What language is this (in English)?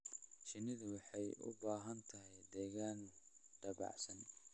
Somali